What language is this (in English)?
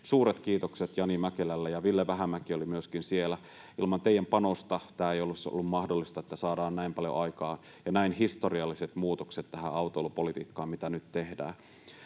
Finnish